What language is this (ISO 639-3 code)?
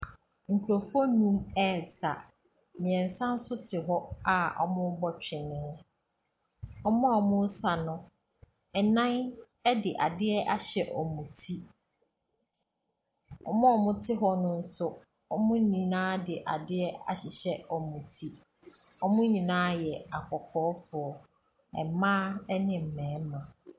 aka